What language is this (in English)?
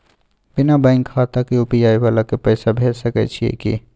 Maithili